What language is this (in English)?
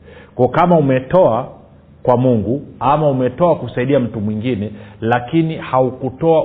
Swahili